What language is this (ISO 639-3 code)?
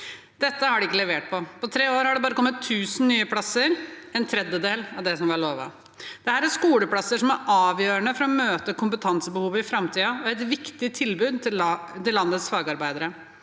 nor